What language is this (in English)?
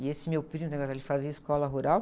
Portuguese